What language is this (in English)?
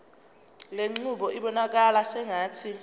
Zulu